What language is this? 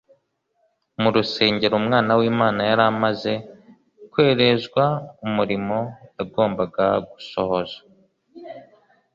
Kinyarwanda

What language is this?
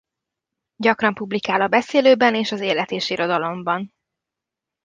Hungarian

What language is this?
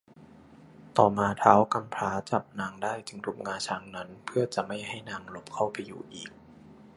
Thai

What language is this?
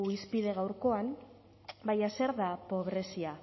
Basque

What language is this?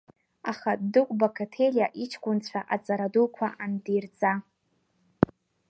Abkhazian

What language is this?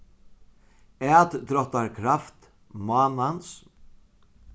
Faroese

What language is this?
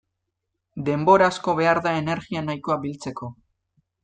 Basque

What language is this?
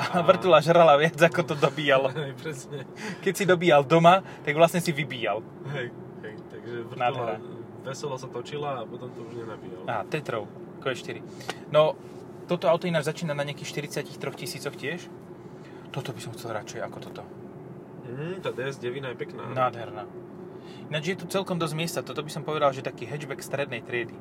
Slovak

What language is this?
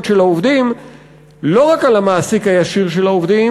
Hebrew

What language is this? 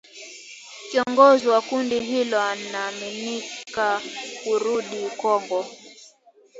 Swahili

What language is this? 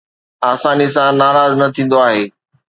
Sindhi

